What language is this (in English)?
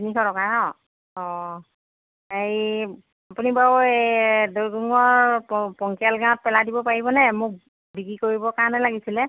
Assamese